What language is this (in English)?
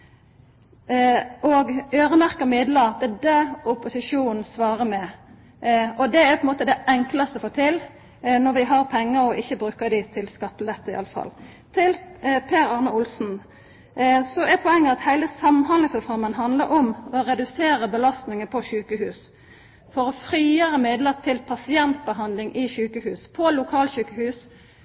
Norwegian Nynorsk